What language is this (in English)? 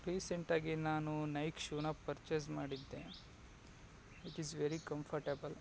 Kannada